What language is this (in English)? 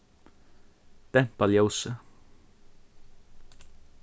Faroese